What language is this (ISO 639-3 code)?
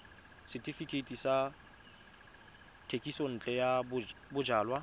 tsn